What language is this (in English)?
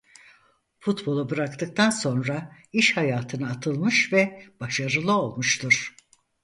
Turkish